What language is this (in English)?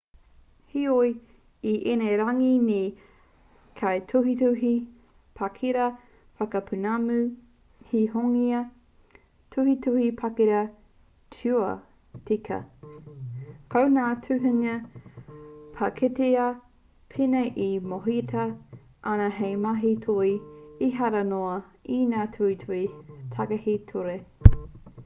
Māori